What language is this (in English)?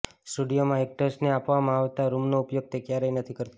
Gujarati